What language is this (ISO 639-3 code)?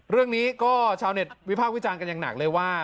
tha